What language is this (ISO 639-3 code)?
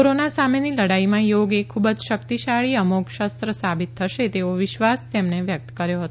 guj